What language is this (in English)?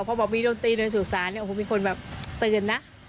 Thai